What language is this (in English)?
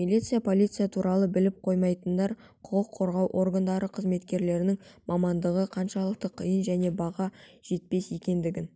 Kazakh